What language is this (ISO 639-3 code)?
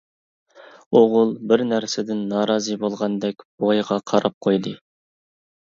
uig